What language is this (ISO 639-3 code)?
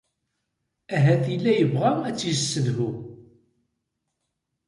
kab